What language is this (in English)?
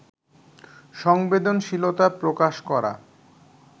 Bangla